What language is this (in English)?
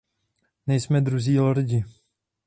Czech